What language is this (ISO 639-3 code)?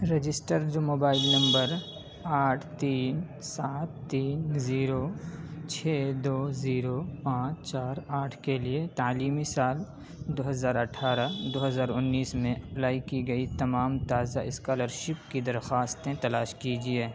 urd